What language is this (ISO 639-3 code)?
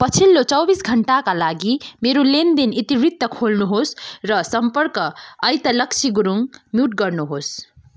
nep